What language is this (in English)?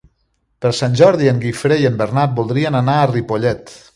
Catalan